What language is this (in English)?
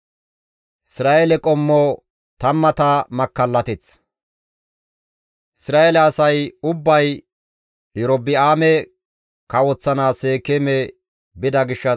Gamo